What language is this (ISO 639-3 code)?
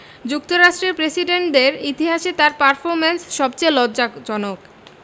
ben